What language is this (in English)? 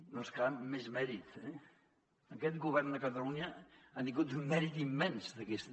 Catalan